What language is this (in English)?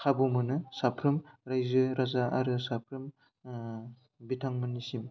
Bodo